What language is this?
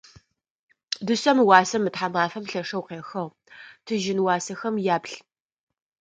Adyghe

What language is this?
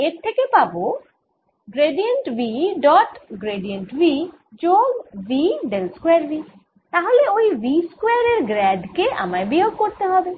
Bangla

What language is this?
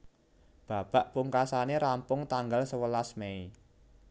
Javanese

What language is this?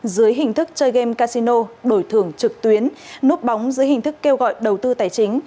Vietnamese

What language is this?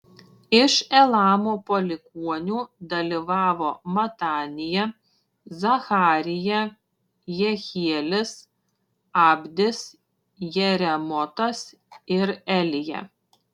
Lithuanian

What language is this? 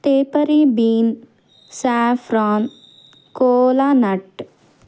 Telugu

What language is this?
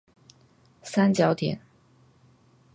Chinese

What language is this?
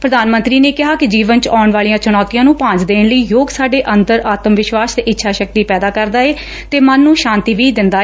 Punjabi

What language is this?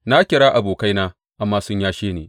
Hausa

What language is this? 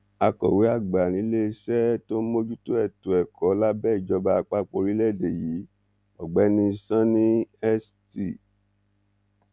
Yoruba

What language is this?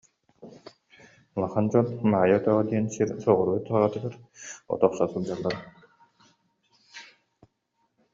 Yakut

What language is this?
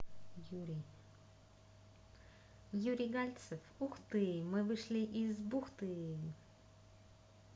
Russian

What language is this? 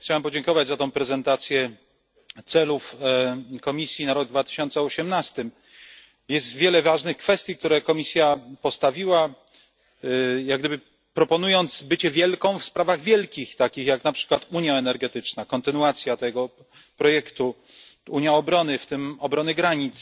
Polish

